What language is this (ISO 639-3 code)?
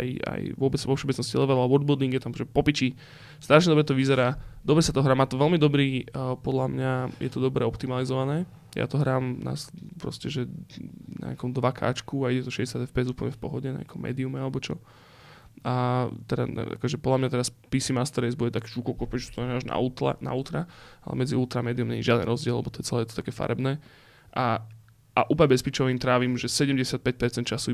slk